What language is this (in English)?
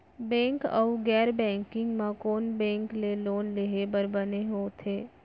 Chhattisgarhi